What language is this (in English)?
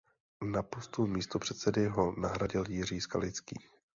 Czech